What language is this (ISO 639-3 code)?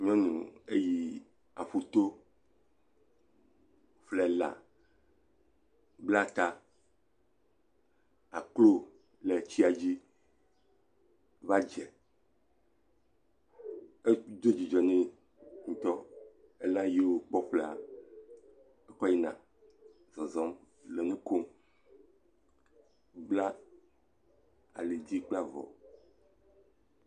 ewe